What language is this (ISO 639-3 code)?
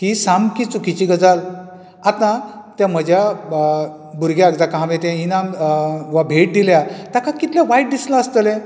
kok